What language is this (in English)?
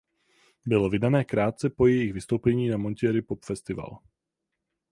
Czech